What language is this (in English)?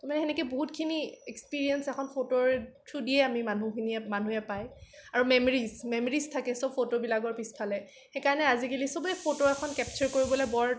Assamese